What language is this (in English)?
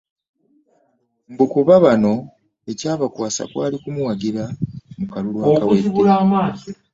Ganda